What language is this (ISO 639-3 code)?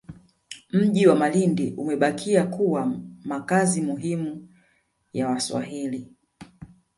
swa